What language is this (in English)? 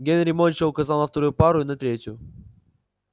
Russian